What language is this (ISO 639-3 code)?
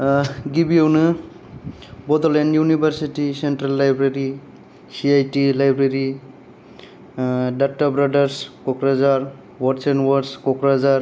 brx